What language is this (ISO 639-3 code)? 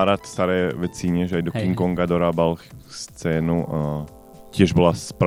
slk